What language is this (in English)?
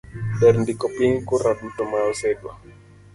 Luo (Kenya and Tanzania)